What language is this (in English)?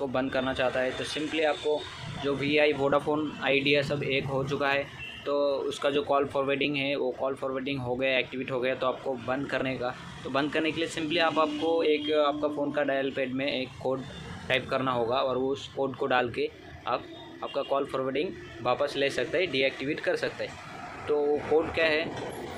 Hindi